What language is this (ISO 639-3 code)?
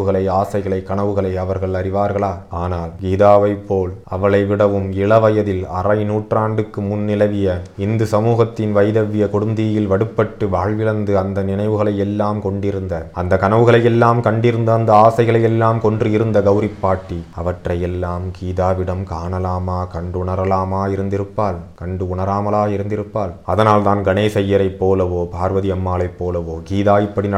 tam